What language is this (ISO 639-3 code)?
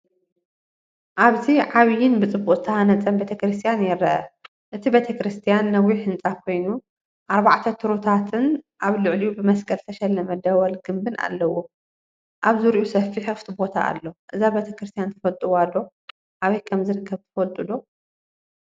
tir